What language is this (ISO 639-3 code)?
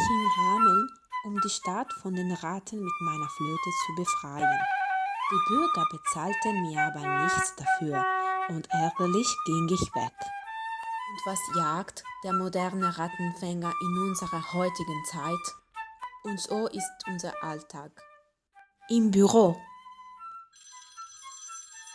deu